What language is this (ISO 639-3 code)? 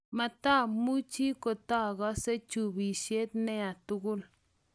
kln